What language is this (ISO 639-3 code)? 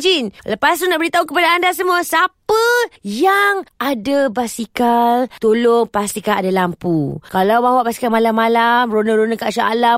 msa